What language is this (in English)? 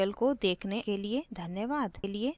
Hindi